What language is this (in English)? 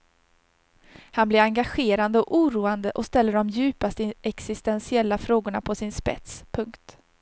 Swedish